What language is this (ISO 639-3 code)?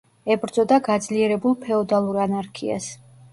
kat